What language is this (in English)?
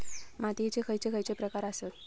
Marathi